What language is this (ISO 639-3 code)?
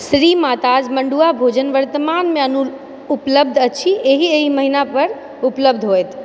mai